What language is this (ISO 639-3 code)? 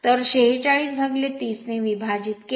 mar